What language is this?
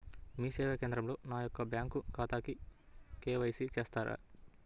Telugu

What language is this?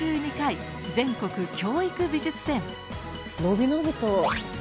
Japanese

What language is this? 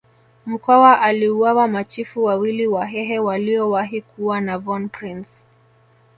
Swahili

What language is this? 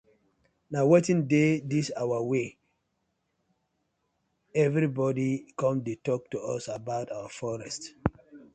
Nigerian Pidgin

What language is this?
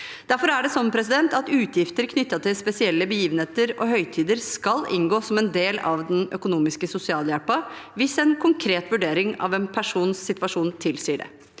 Norwegian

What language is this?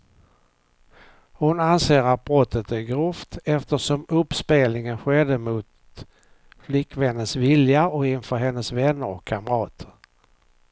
Swedish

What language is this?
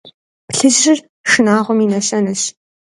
Kabardian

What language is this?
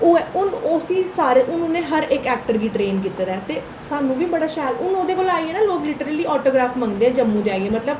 Dogri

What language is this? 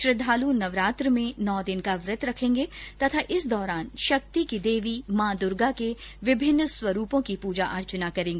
Hindi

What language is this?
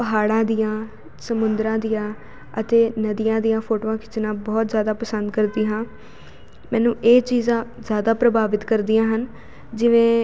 Punjabi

